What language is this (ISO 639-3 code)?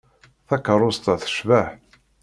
kab